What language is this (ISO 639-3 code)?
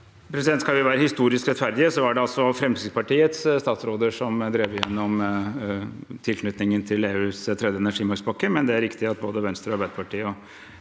nor